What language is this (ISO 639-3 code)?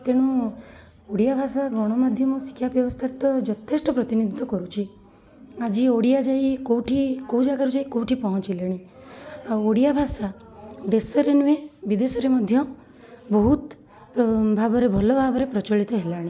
ori